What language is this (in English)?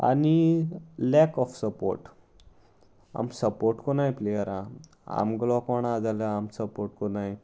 Konkani